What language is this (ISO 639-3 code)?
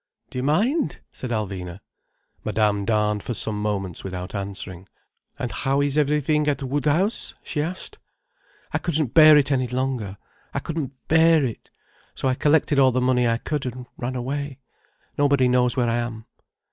eng